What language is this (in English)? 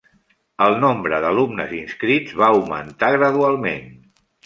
Catalan